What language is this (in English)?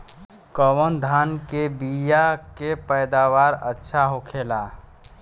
Bhojpuri